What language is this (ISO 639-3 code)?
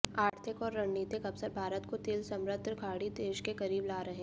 hin